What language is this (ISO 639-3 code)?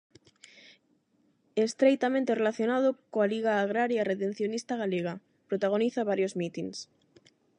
glg